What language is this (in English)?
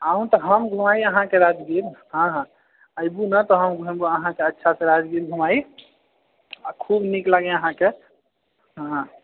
Maithili